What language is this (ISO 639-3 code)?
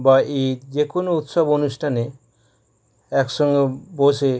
ben